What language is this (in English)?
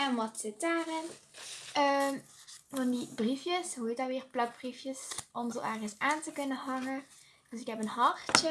Dutch